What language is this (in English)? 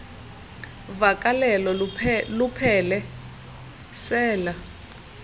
Xhosa